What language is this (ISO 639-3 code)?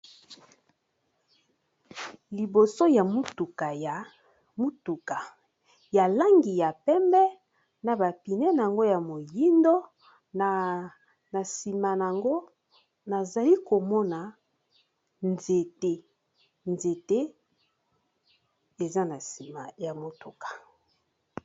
lin